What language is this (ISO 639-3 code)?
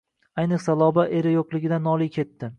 uzb